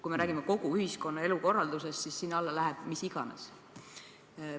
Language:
Estonian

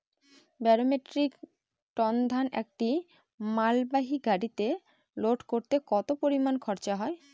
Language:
Bangla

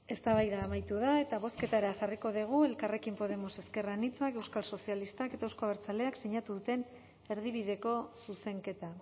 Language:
Basque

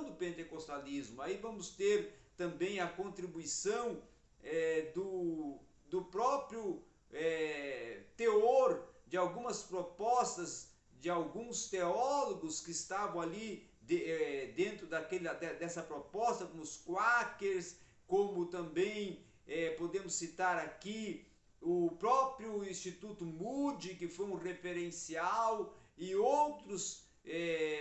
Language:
Portuguese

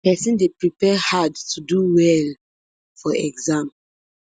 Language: Nigerian Pidgin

